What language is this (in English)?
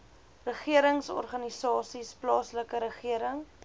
Afrikaans